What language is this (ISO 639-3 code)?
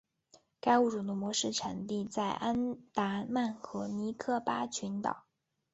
zho